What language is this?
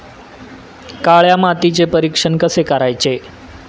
Marathi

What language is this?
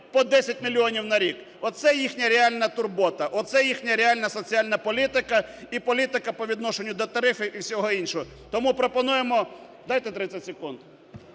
Ukrainian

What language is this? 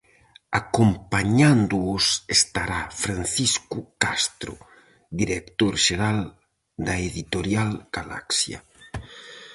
Galician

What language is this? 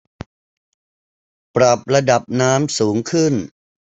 Thai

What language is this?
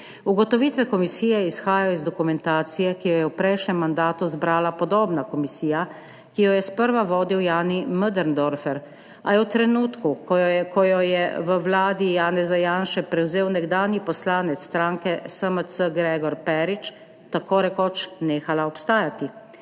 Slovenian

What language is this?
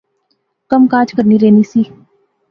Pahari-Potwari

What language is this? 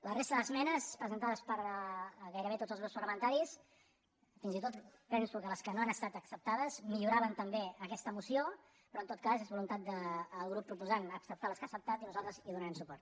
Catalan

